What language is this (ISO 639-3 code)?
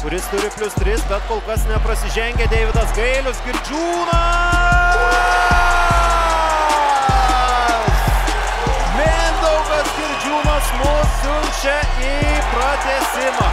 lit